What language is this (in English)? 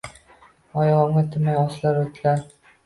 Uzbek